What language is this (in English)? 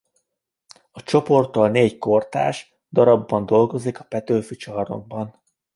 Hungarian